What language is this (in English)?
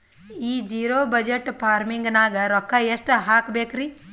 Kannada